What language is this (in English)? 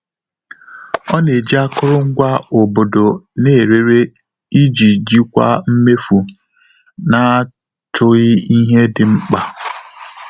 Igbo